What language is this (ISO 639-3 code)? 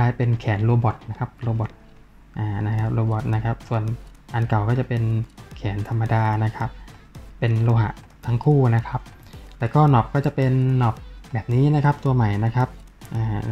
tha